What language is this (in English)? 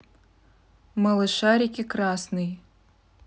Russian